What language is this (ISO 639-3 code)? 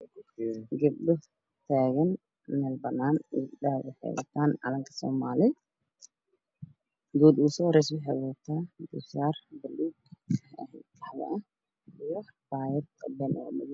som